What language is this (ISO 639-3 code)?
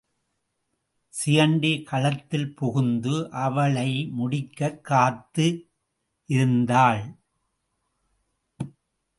tam